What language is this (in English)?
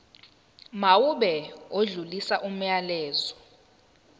Zulu